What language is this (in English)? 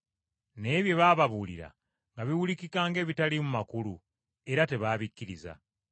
Ganda